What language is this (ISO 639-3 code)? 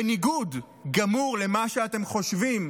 heb